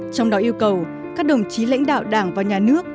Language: Vietnamese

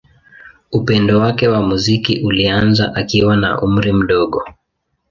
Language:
Swahili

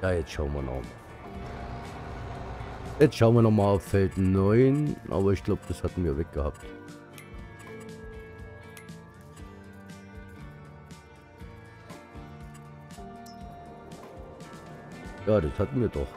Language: German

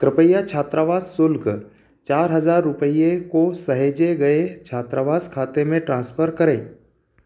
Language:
Hindi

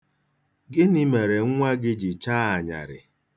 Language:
Igbo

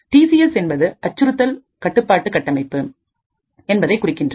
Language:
Tamil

